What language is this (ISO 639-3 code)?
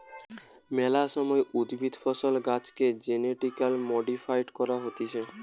ben